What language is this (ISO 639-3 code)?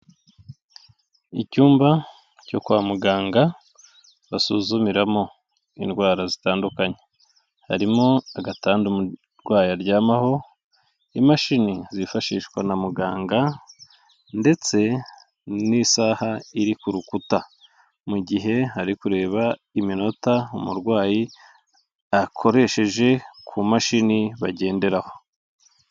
kin